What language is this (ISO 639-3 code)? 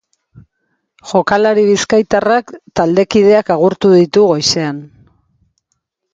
eus